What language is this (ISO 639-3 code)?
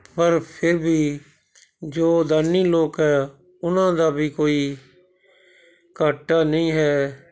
pan